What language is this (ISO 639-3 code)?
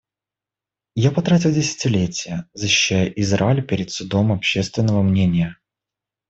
rus